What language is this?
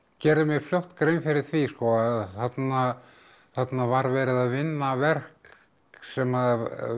Icelandic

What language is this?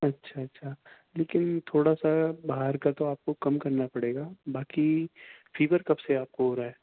Urdu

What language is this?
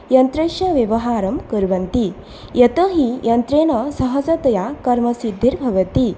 Sanskrit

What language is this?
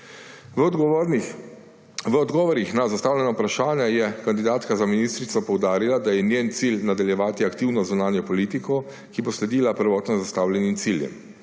Slovenian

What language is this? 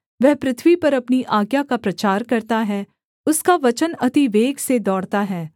Hindi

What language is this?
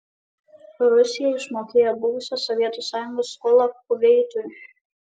Lithuanian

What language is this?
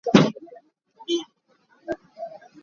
Hakha Chin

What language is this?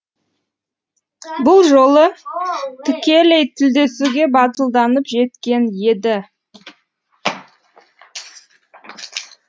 Kazakh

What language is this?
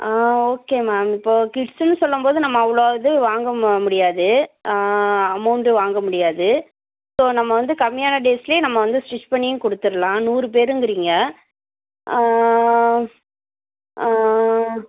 Tamil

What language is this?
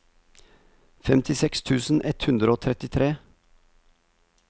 Norwegian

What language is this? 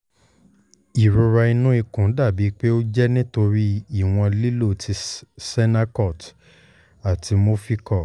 Yoruba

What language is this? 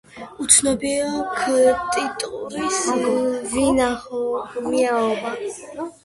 Georgian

